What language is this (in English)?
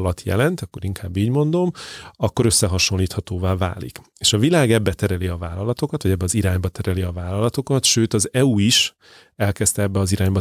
Hungarian